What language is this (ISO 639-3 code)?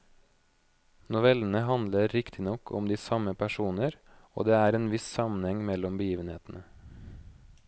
nor